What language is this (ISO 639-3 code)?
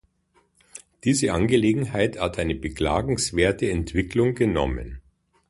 deu